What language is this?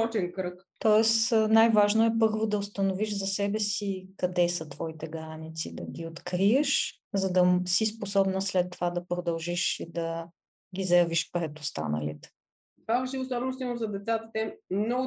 Bulgarian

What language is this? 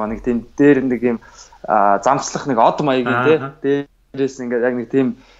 Dutch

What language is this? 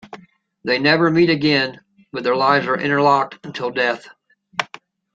English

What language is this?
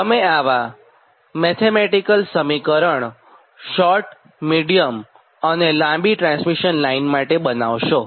Gujarati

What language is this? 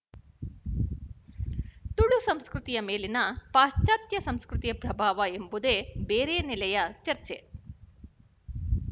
Kannada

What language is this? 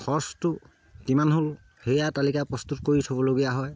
Assamese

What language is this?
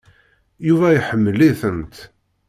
Kabyle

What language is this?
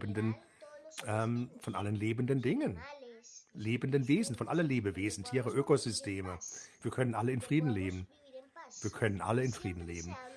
German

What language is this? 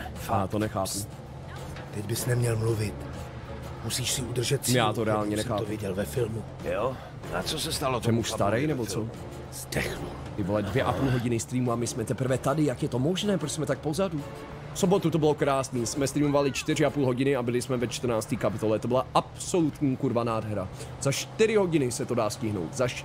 Czech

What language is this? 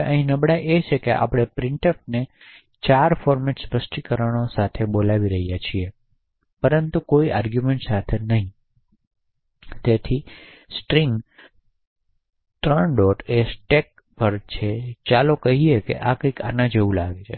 Gujarati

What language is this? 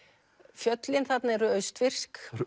Icelandic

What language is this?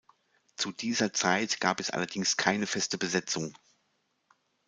German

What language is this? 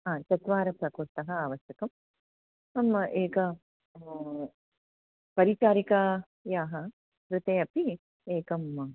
Sanskrit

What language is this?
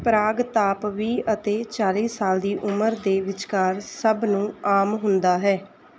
Punjabi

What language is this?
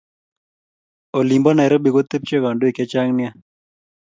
Kalenjin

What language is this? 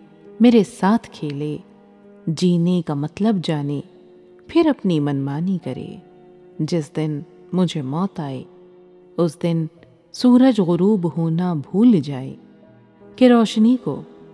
Urdu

